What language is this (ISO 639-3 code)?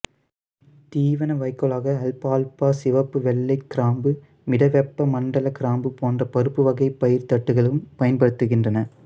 tam